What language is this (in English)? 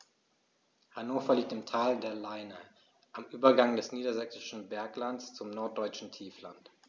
German